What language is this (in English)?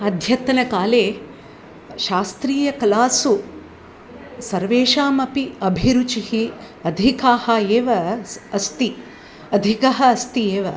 Sanskrit